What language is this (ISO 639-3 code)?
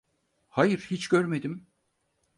tur